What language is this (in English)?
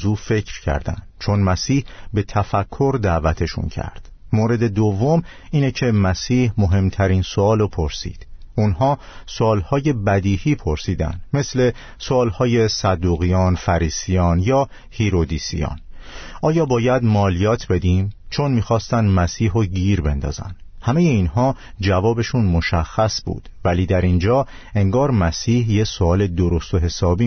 Persian